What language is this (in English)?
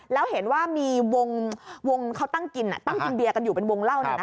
Thai